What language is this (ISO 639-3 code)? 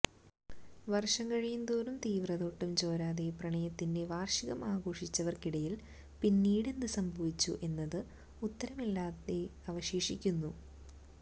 mal